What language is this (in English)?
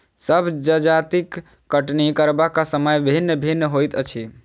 Maithili